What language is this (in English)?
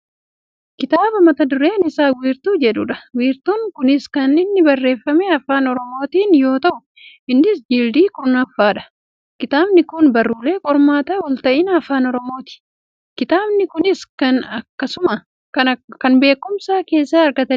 Oromo